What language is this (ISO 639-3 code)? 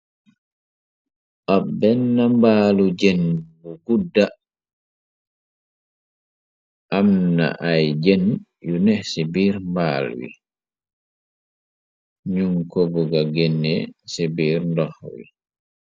wol